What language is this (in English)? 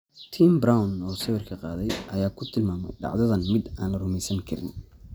Somali